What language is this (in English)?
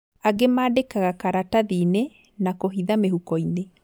Kikuyu